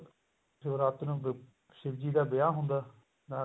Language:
Punjabi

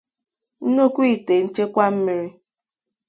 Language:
Igbo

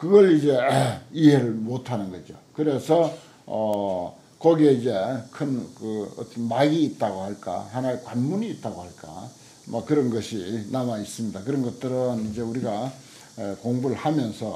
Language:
Korean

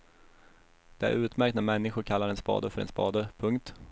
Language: Swedish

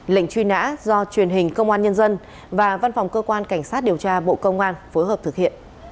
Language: Vietnamese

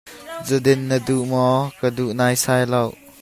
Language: Hakha Chin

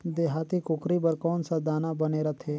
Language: Chhattisgarhi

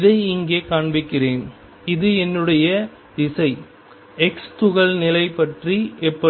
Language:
Tamil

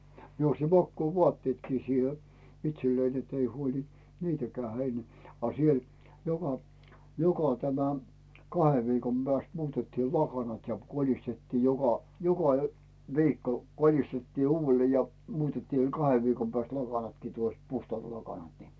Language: Finnish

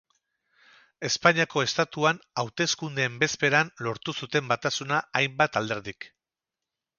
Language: Basque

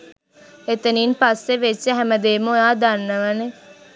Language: Sinhala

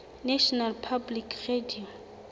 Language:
Southern Sotho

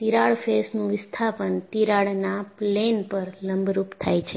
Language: Gujarati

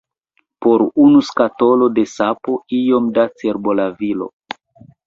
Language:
Esperanto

